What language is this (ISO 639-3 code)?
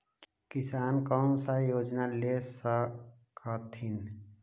mag